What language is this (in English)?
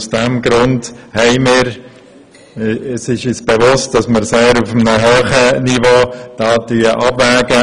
Swiss German